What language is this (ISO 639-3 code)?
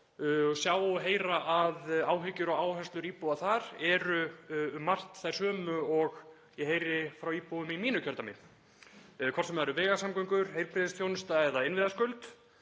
isl